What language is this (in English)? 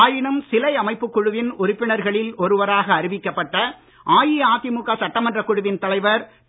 Tamil